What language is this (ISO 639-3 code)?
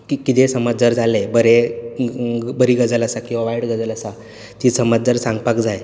kok